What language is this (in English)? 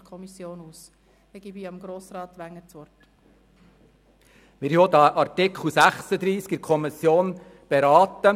Swiss German